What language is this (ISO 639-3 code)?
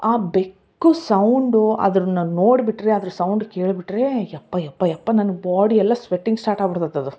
kan